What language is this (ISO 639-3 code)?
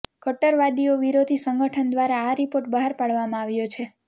guj